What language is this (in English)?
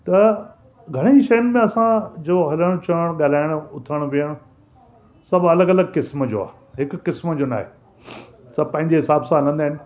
Sindhi